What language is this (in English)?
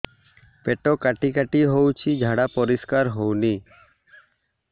Odia